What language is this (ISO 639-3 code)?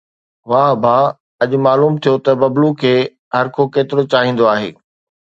snd